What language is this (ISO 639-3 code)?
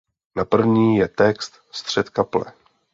ces